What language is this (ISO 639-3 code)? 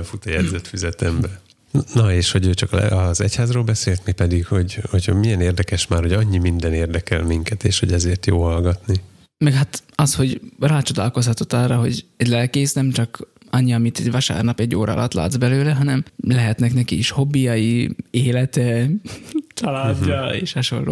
hun